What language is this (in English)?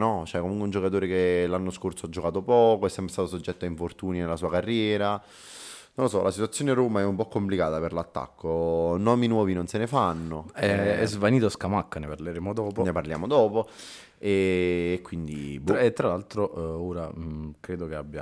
Italian